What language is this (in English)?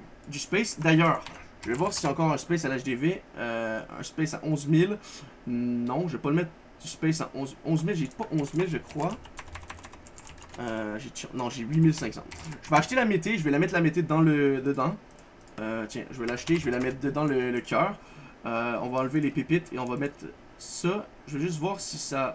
French